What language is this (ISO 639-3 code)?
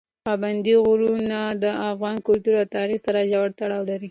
pus